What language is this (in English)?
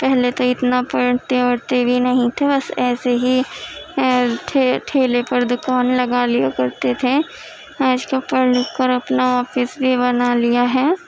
Urdu